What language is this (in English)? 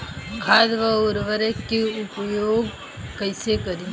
Bhojpuri